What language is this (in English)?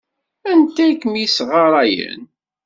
Kabyle